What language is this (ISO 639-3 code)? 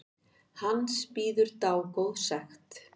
isl